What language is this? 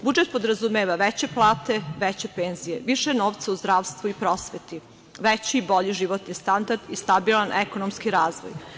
Serbian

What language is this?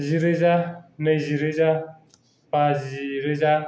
Bodo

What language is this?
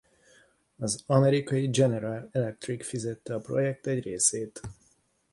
Hungarian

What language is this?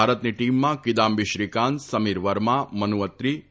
Gujarati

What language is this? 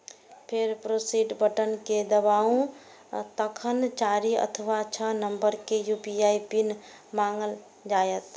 Maithili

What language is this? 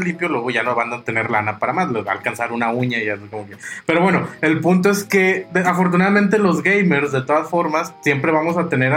Spanish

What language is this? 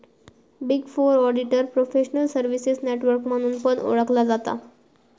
Marathi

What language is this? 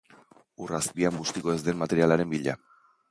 Basque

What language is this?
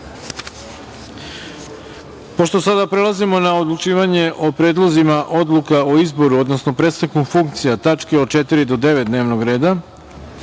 Serbian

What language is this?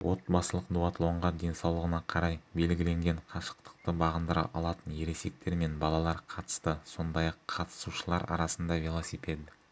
Kazakh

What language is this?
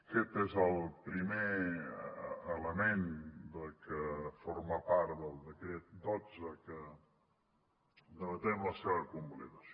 Catalan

